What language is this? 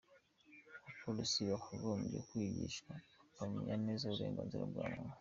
Kinyarwanda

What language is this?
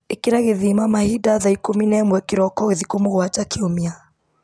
Kikuyu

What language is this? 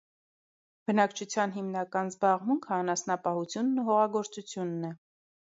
Armenian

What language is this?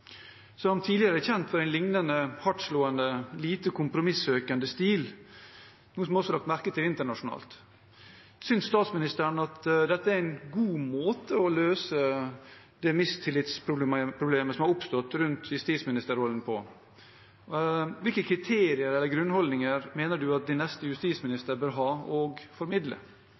Norwegian Bokmål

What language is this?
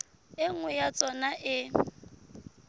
Southern Sotho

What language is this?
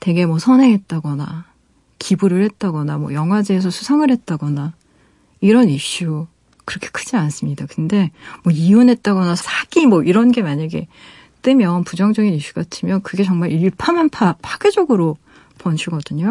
Korean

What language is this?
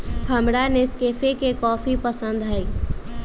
Magahi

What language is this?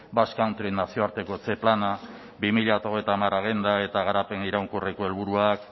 Basque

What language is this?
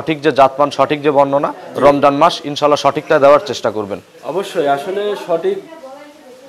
Romanian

